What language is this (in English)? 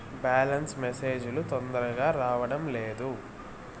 Telugu